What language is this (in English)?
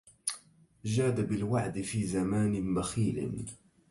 Arabic